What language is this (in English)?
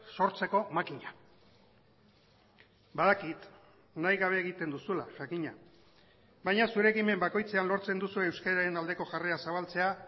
Basque